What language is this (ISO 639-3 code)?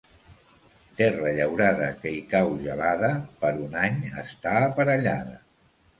cat